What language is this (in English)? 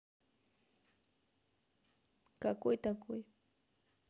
Russian